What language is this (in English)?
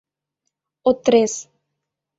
Mari